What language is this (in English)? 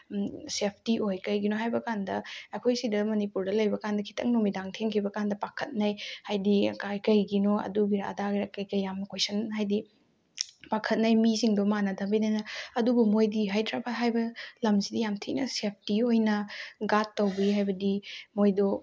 Manipuri